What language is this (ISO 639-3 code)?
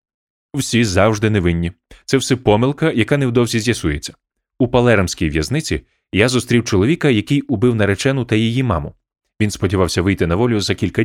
ukr